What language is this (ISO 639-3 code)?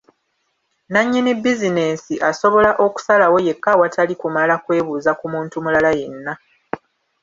lug